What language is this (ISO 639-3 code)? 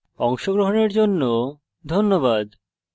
ben